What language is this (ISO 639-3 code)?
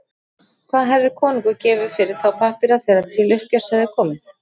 isl